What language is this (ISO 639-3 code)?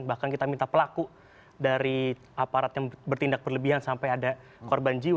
ind